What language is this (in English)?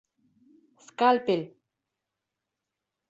Bashkir